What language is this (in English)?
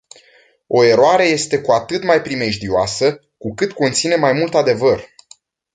Romanian